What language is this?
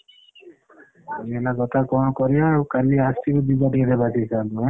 Odia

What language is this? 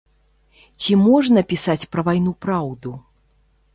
Belarusian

